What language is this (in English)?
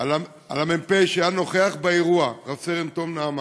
Hebrew